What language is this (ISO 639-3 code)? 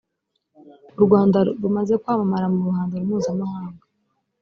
kin